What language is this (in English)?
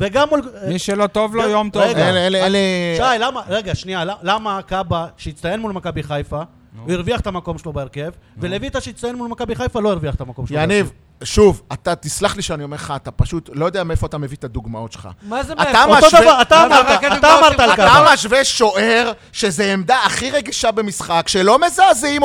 Hebrew